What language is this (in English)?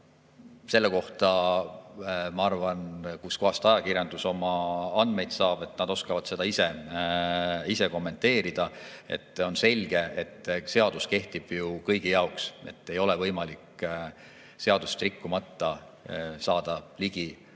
Estonian